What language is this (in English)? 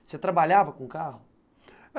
Portuguese